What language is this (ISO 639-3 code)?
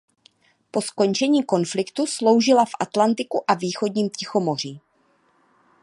ces